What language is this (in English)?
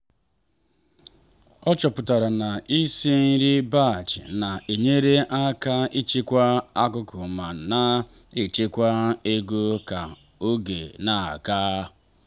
Igbo